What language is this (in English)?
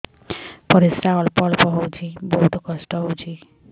Odia